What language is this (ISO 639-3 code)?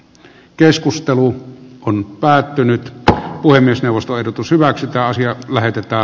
fin